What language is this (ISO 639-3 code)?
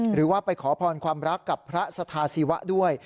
tha